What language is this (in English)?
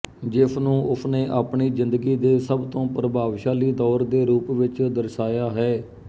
Punjabi